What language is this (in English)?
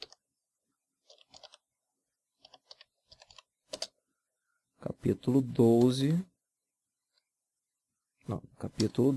Portuguese